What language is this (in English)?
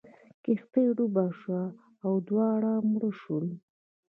Pashto